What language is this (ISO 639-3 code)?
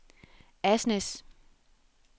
dan